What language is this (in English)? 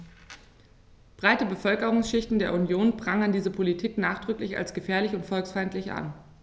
German